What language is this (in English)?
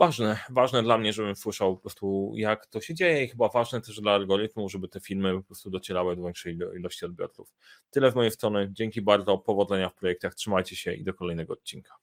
Polish